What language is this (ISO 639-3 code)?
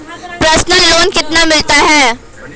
hin